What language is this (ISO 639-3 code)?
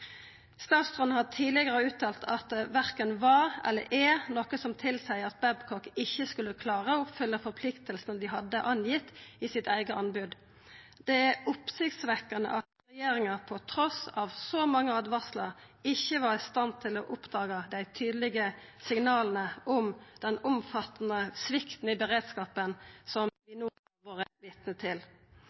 nno